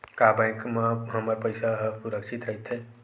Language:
Chhattisgarhi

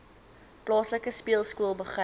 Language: Afrikaans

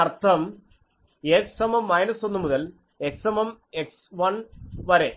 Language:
Malayalam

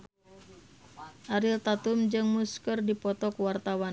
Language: Sundanese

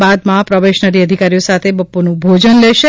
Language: Gujarati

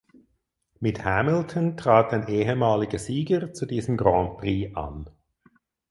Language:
German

